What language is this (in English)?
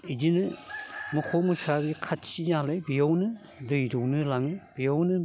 Bodo